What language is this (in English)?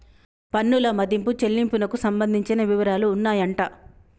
Telugu